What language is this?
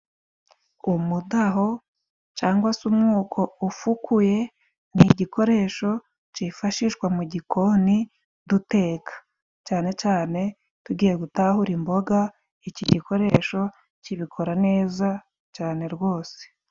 Kinyarwanda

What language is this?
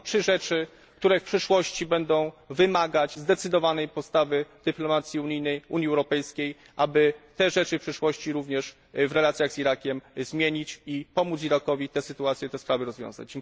Polish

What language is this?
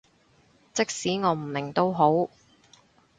Cantonese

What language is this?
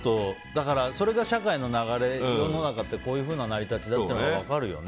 Japanese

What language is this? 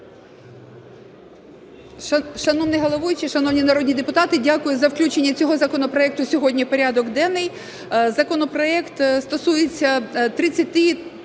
Ukrainian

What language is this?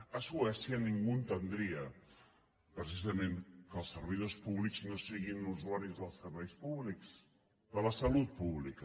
Catalan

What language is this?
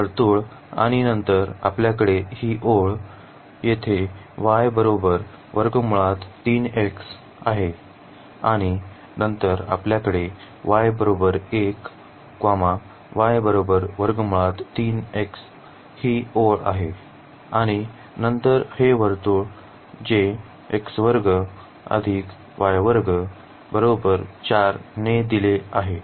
Marathi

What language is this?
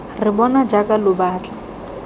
Tswana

